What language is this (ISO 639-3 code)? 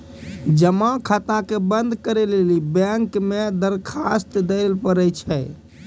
mai